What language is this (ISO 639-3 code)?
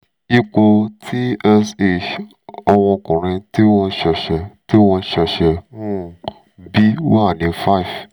yor